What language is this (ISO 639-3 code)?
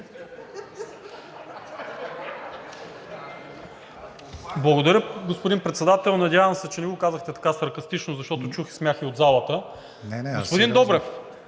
bul